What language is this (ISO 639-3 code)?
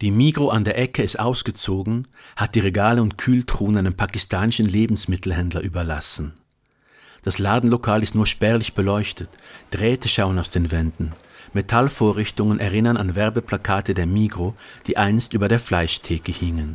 deu